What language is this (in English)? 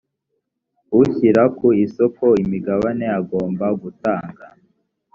Kinyarwanda